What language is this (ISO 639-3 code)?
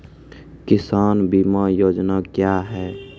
mai